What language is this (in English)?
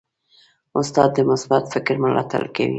Pashto